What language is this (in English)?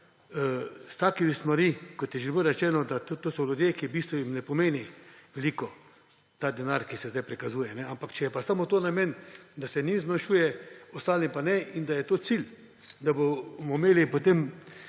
Slovenian